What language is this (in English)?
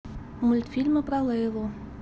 Russian